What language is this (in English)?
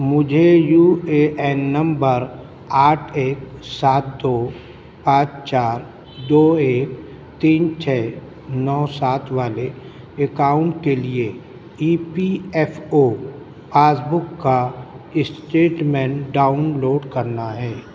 Urdu